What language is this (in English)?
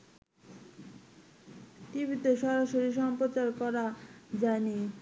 Bangla